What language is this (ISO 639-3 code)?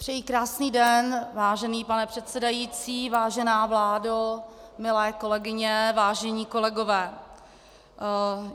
ces